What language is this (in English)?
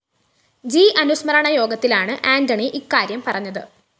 Malayalam